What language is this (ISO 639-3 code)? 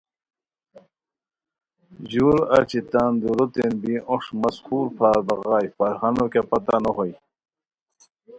khw